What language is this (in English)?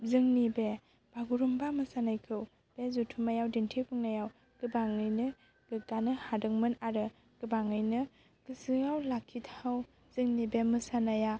Bodo